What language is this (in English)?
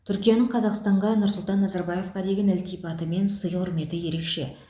Kazakh